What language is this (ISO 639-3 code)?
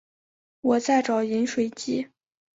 zho